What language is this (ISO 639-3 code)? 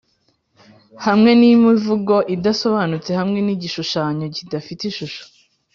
kin